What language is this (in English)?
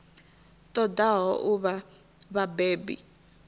Venda